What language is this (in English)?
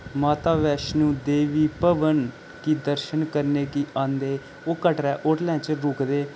Dogri